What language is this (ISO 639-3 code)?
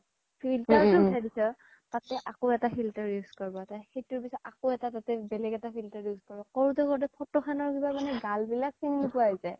asm